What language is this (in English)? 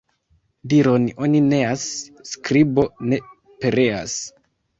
Esperanto